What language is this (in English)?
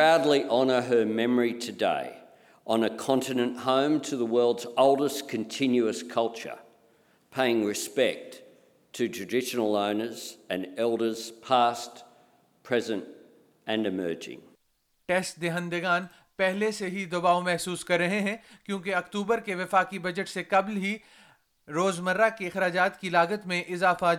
Urdu